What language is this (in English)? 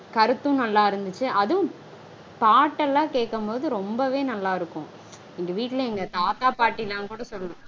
Tamil